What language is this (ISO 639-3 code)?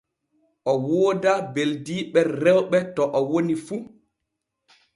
fue